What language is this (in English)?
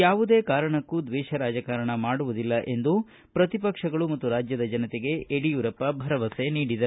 Kannada